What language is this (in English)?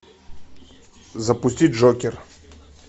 Russian